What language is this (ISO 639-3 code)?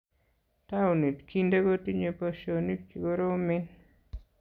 kln